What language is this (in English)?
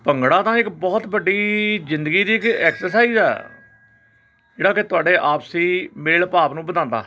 Punjabi